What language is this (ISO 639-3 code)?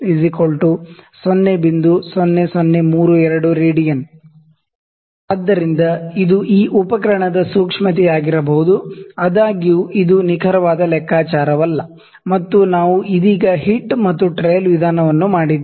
kan